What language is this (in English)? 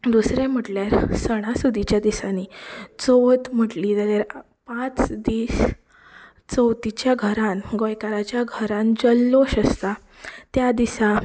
Konkani